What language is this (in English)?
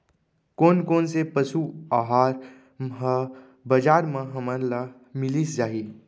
Chhattisgarhi